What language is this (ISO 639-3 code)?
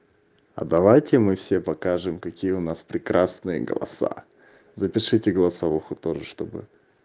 rus